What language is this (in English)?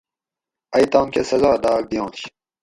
Gawri